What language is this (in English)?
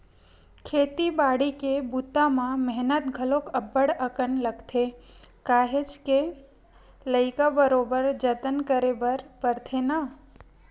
Chhattisgarhi